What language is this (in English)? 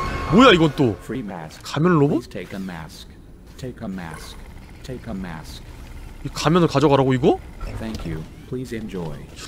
Korean